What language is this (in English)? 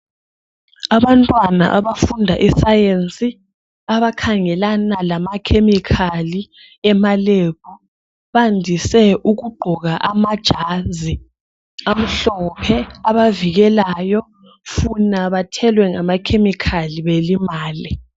North Ndebele